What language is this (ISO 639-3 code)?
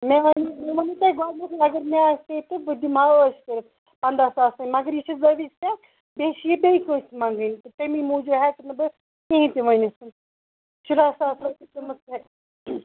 kas